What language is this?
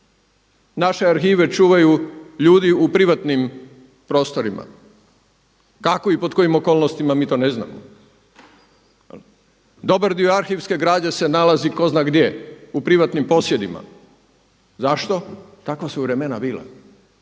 Croatian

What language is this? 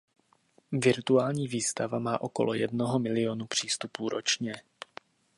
Czech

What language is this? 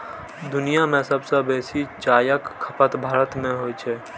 Maithili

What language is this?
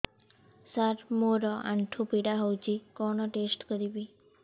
Odia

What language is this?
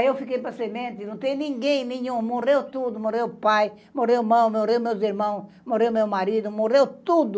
Portuguese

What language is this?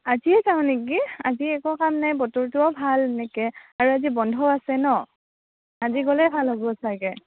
Assamese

